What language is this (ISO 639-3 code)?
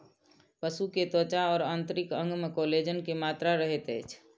mai